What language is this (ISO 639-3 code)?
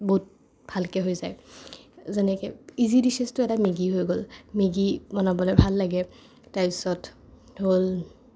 asm